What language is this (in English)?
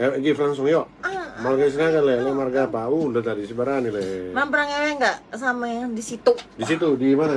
Indonesian